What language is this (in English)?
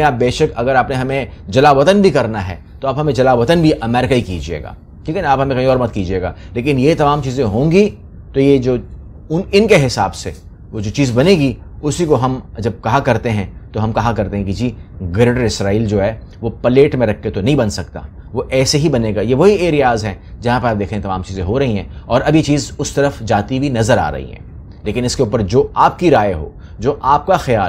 Hindi